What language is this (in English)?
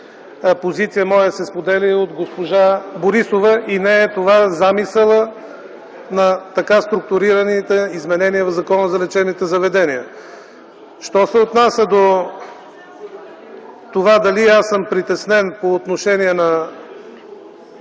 Bulgarian